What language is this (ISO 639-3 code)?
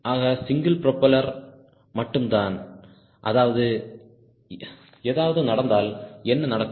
tam